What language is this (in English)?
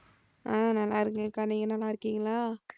Tamil